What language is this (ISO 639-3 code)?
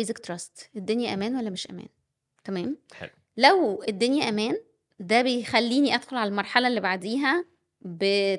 ara